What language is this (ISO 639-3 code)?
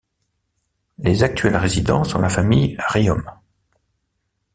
fra